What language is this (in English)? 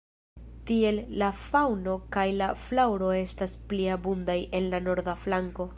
Esperanto